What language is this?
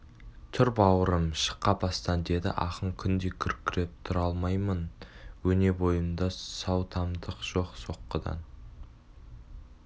Kazakh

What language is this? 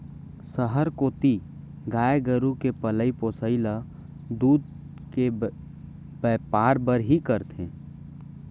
Chhattisgarhi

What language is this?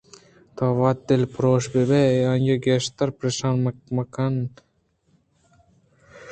Eastern Balochi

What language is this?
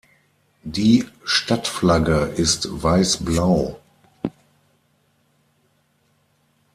German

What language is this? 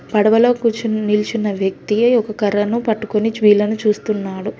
Telugu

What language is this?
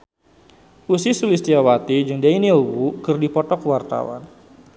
Sundanese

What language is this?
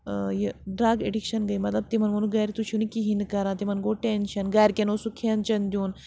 Kashmiri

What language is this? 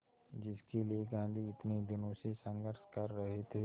Hindi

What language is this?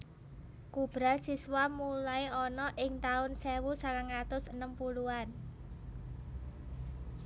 Javanese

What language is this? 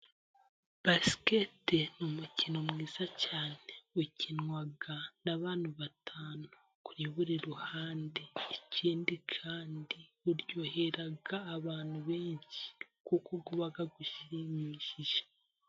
Kinyarwanda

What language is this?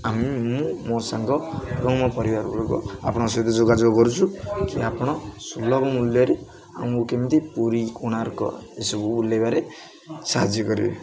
Odia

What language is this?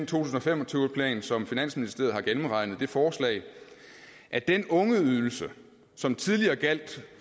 Danish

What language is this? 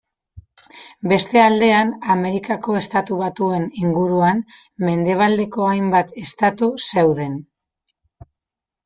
Basque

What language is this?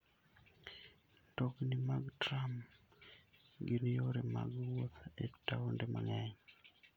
Luo (Kenya and Tanzania)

